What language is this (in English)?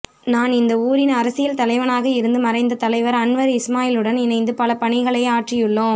Tamil